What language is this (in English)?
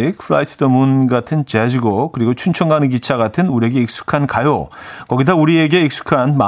Korean